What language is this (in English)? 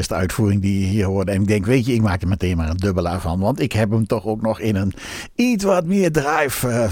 Dutch